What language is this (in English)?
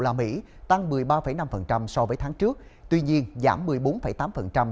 Vietnamese